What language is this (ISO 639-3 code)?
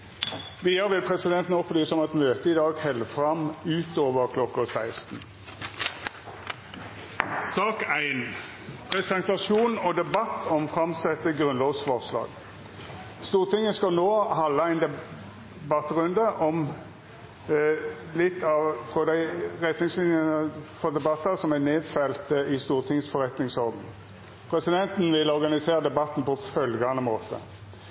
nno